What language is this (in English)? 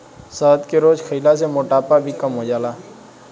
Bhojpuri